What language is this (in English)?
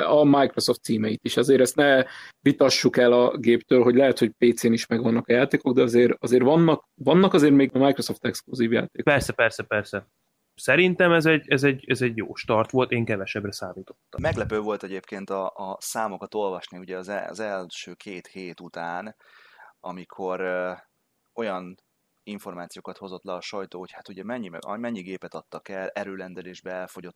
Hungarian